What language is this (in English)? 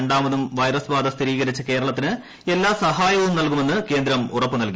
Malayalam